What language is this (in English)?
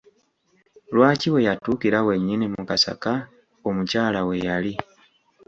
Ganda